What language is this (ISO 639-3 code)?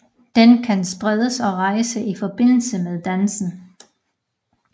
dan